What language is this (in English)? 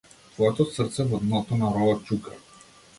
Macedonian